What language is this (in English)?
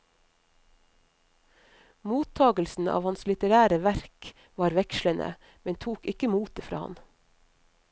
Norwegian